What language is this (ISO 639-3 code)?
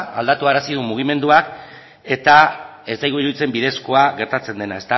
eus